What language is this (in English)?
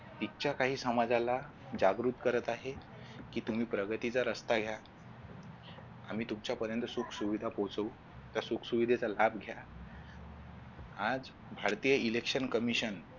Marathi